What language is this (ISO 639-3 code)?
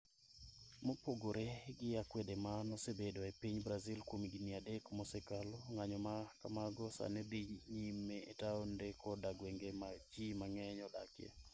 luo